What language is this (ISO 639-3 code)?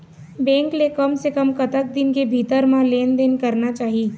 hne